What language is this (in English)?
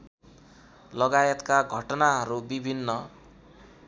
Nepali